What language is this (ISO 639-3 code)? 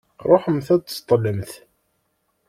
kab